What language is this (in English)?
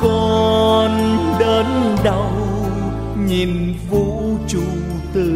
Vietnamese